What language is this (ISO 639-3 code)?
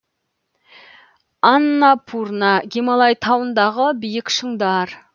kaz